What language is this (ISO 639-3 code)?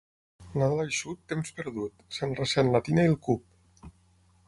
cat